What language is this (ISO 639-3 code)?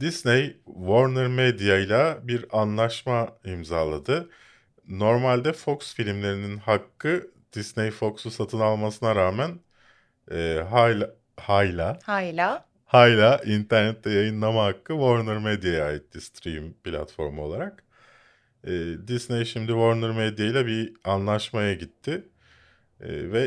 tur